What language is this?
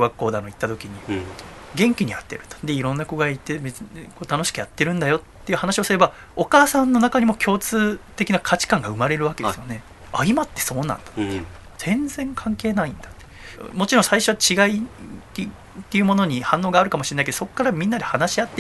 Japanese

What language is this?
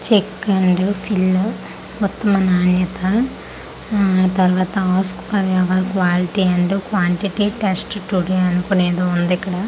Telugu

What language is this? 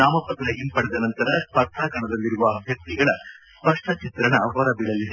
Kannada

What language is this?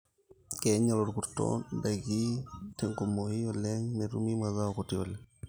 Masai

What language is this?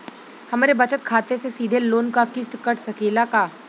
Bhojpuri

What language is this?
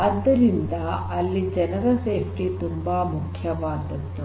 Kannada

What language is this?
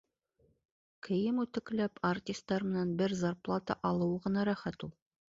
Bashkir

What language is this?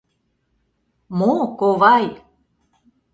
Mari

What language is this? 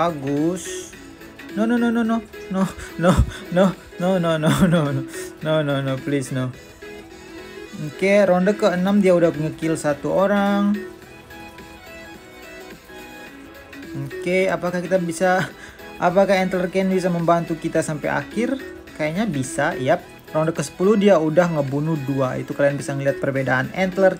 Indonesian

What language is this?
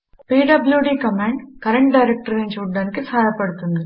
Telugu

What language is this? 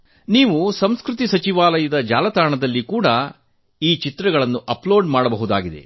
Kannada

